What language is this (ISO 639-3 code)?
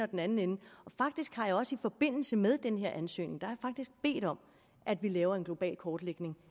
dan